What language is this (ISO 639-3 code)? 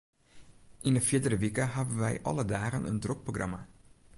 fry